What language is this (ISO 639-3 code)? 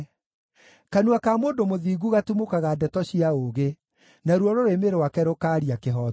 kik